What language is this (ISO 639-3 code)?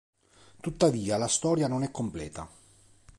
ita